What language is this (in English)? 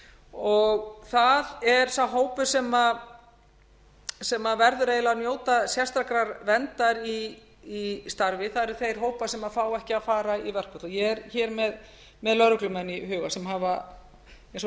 Icelandic